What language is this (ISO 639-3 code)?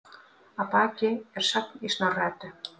isl